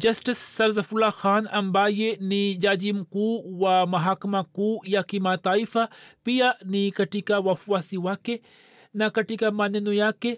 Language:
Swahili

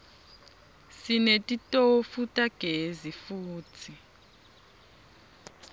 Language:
Swati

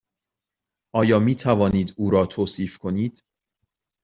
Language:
Persian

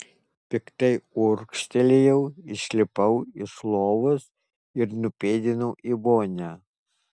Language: Lithuanian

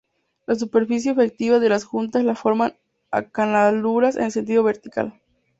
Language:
Spanish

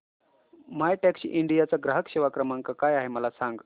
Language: Marathi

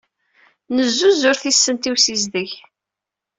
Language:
Kabyle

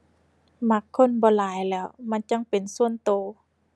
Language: Thai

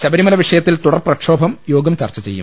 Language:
Malayalam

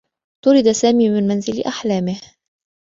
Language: Arabic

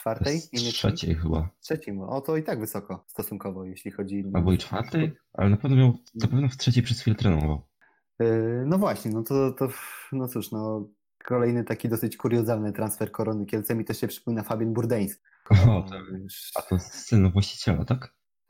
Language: Polish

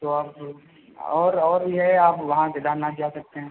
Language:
Hindi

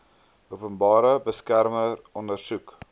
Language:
Afrikaans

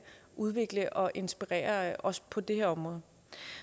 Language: Danish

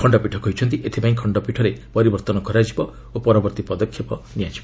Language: Odia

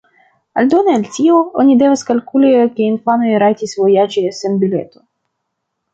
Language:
Esperanto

